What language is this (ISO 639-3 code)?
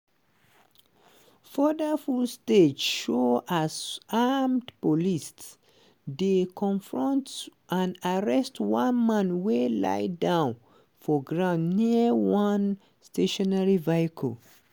pcm